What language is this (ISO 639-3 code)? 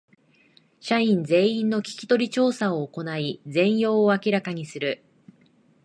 jpn